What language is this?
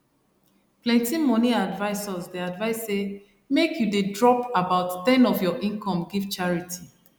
Nigerian Pidgin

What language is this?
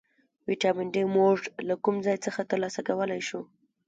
Pashto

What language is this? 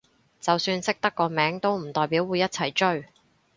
Cantonese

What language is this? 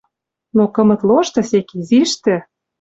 Western Mari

